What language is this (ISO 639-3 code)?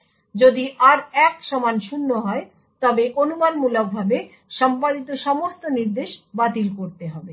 ben